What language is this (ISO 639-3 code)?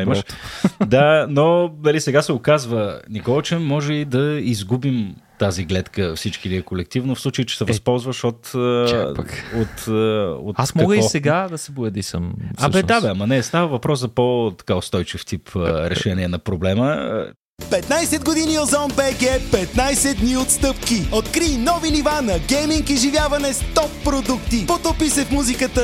bul